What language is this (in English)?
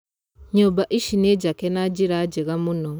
Kikuyu